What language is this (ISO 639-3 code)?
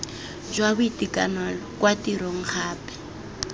tsn